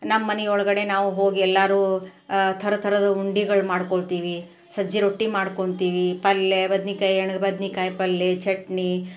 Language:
Kannada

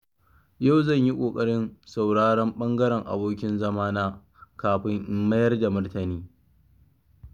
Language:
Hausa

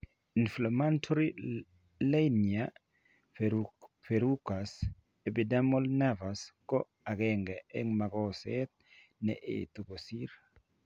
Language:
Kalenjin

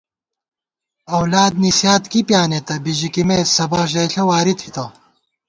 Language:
Gawar-Bati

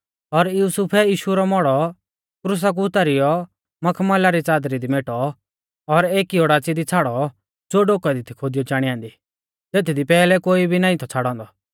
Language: Mahasu Pahari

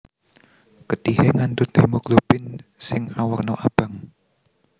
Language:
Javanese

